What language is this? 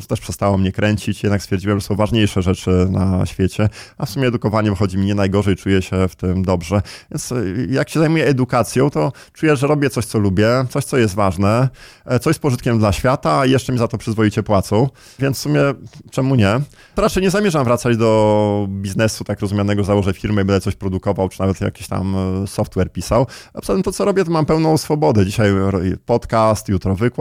Polish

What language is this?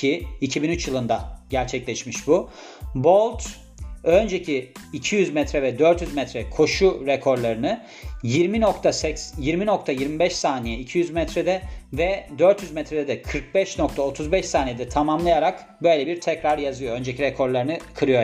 Turkish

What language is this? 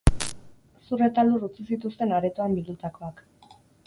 Basque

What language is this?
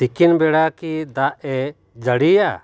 Santali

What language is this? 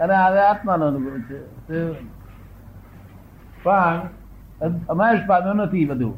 Gujarati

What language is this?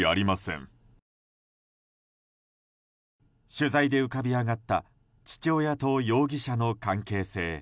Japanese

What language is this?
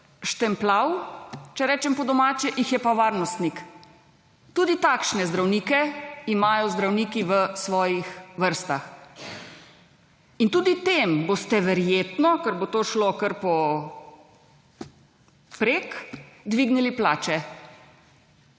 Slovenian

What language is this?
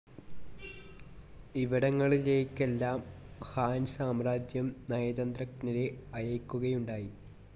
Malayalam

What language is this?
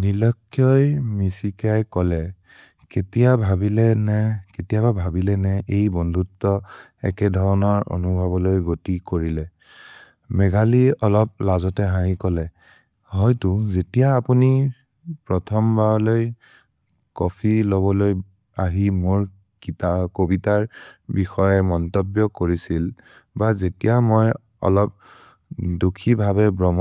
Maria (India)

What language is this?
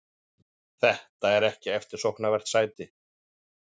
Icelandic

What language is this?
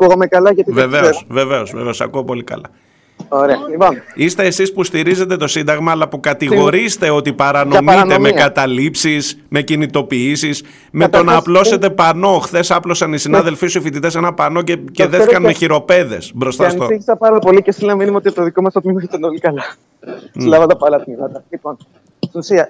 Greek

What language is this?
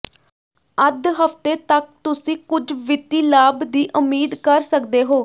Punjabi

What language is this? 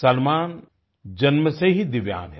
Hindi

